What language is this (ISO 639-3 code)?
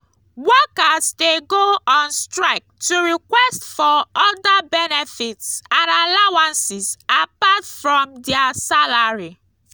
pcm